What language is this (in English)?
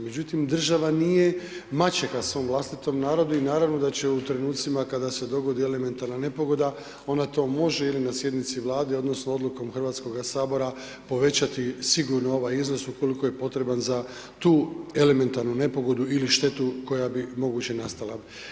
Croatian